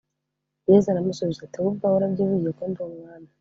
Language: Kinyarwanda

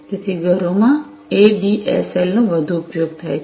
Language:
Gujarati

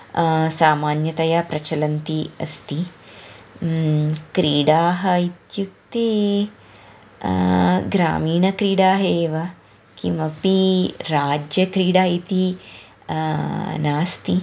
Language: Sanskrit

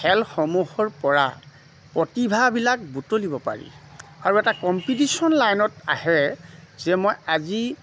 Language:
Assamese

